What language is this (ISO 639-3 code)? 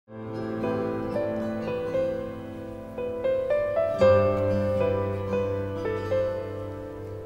tur